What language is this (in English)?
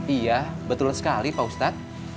Indonesian